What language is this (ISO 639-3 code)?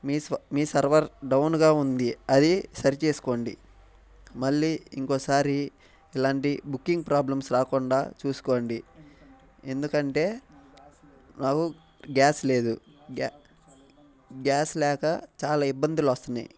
tel